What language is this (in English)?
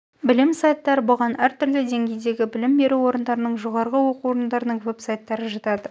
Kazakh